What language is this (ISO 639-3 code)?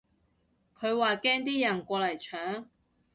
yue